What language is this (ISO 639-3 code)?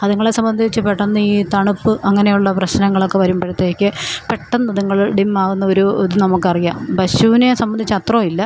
mal